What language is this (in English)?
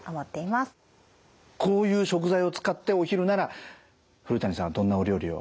Japanese